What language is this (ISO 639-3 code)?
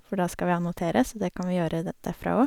nor